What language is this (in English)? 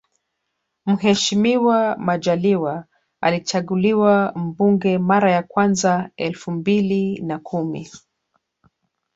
Swahili